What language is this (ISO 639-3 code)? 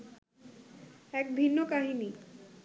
ben